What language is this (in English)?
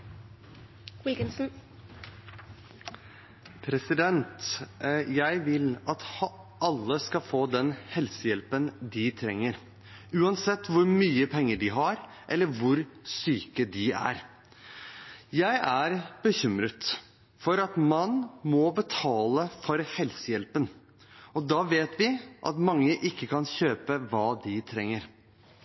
Norwegian Bokmål